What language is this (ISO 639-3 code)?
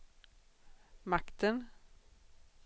swe